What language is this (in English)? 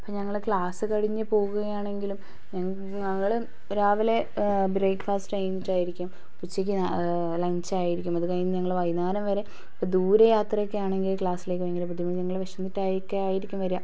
Malayalam